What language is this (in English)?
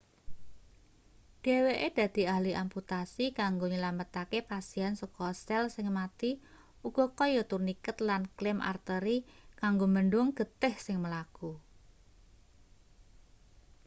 Javanese